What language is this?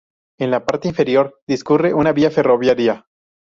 Spanish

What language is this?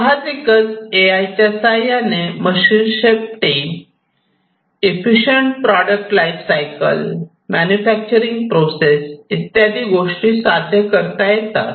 Marathi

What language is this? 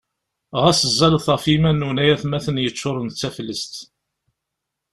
Kabyle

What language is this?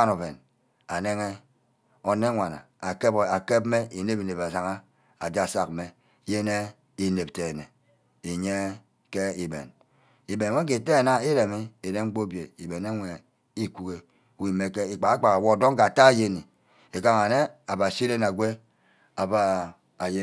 Ubaghara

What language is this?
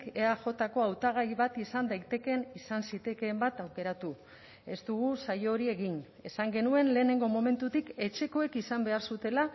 Basque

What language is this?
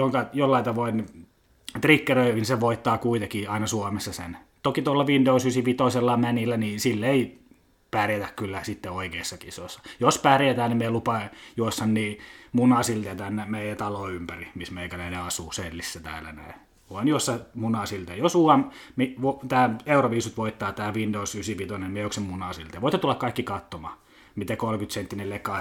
Finnish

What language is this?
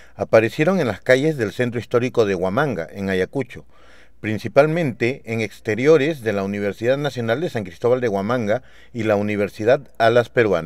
Spanish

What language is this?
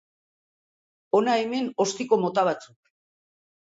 Basque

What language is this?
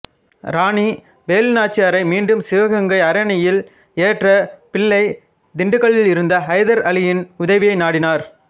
Tamil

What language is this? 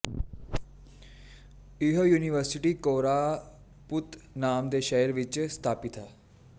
Punjabi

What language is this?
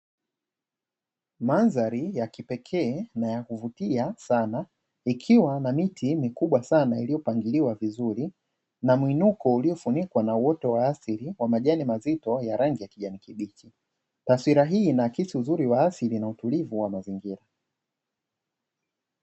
Swahili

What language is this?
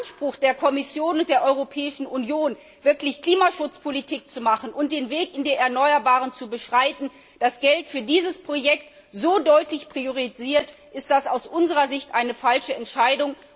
German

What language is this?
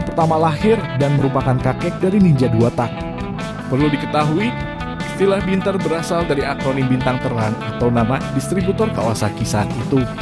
Indonesian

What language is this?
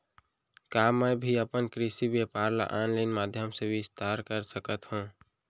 Chhattisgarhi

